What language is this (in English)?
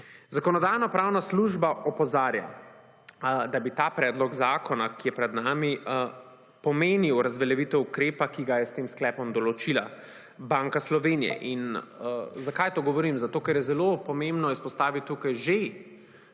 Slovenian